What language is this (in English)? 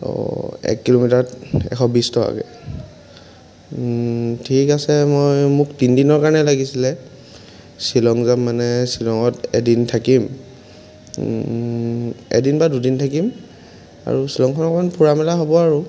Assamese